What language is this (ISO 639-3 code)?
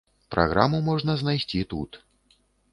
bel